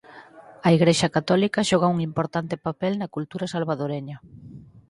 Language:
Galician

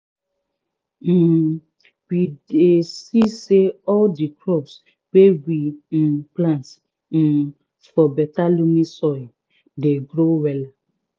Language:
Nigerian Pidgin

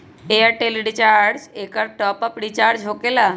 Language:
Magahi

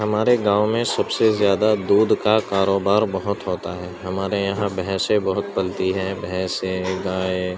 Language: Urdu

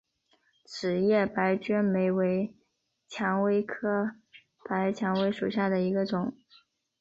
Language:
Chinese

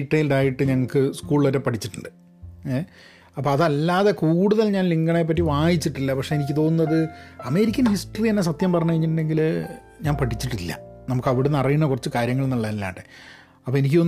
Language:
Malayalam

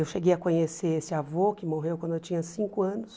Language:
Portuguese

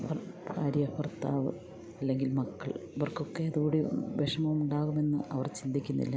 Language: Malayalam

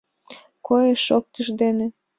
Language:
Mari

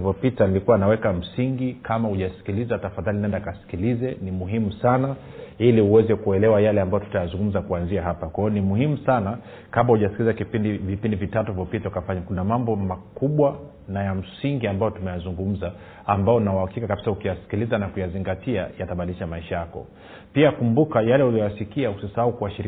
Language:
Swahili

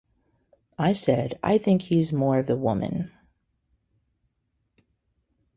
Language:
English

